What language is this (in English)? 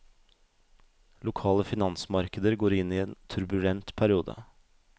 Norwegian